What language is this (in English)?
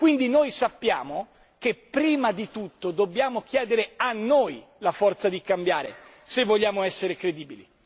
Italian